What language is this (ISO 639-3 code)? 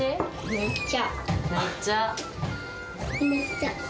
jpn